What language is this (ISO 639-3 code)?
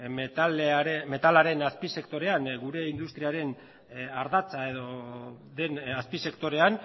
eus